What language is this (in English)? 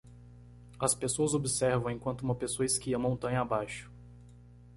Portuguese